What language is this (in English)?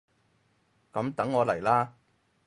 Cantonese